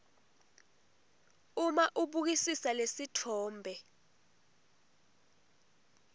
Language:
Swati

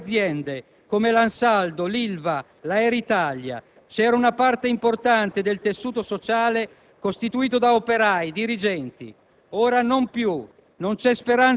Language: Italian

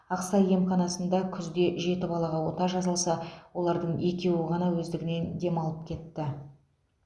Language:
Kazakh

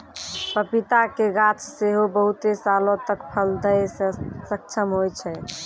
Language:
Maithili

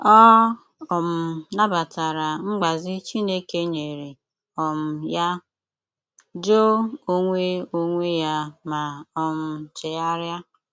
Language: Igbo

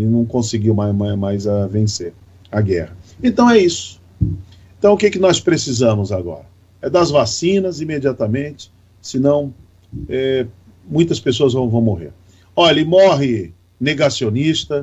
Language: Portuguese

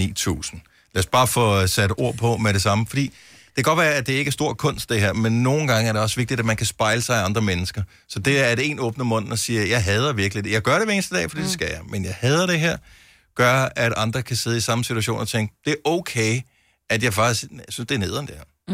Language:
Danish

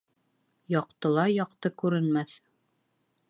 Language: Bashkir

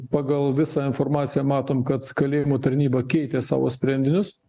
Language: Lithuanian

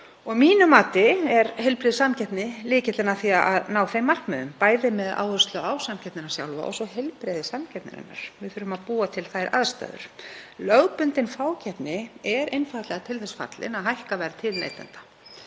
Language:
Icelandic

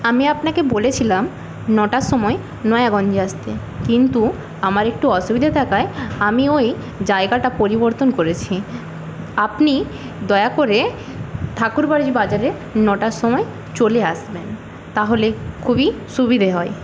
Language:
Bangla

